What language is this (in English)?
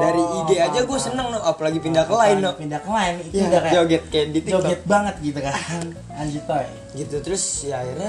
Indonesian